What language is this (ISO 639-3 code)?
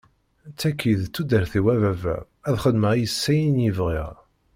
kab